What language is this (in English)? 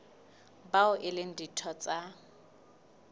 Southern Sotho